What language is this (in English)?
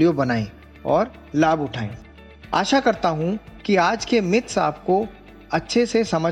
Hindi